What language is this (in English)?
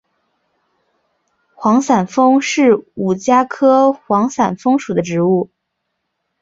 Chinese